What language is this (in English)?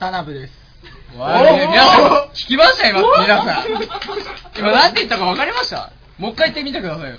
Japanese